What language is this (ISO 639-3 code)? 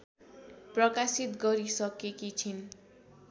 nep